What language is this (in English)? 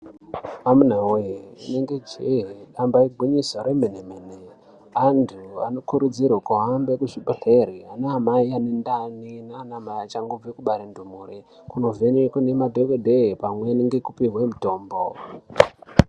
Ndau